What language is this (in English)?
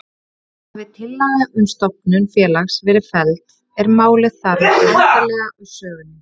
Icelandic